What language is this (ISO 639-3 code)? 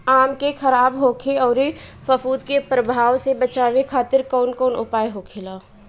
bho